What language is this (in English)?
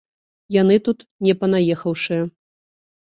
Belarusian